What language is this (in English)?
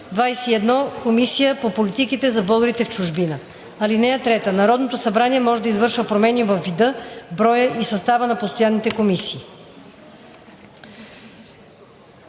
Bulgarian